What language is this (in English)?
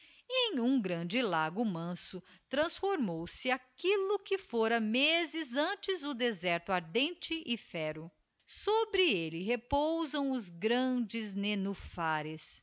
Portuguese